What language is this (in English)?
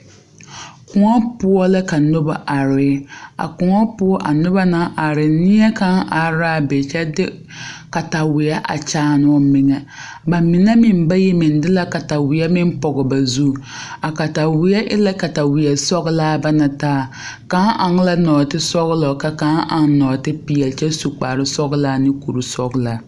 Southern Dagaare